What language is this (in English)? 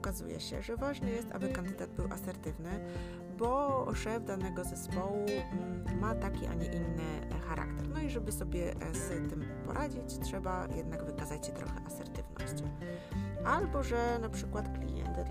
Polish